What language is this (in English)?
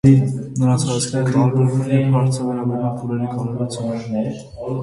Armenian